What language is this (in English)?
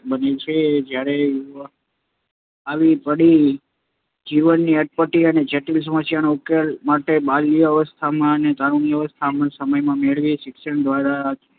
Gujarati